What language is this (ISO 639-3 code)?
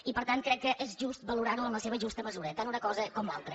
cat